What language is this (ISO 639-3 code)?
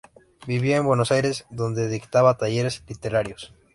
spa